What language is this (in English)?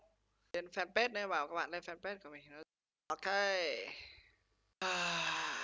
Vietnamese